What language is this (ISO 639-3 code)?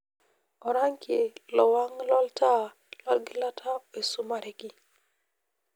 mas